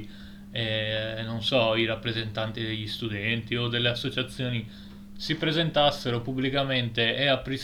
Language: Italian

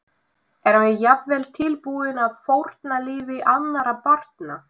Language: Icelandic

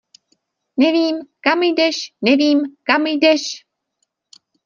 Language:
Czech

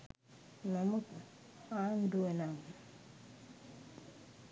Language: Sinhala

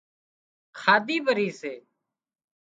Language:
Wadiyara Koli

